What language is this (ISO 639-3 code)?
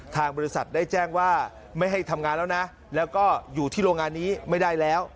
tha